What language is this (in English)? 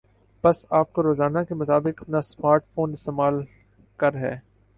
Urdu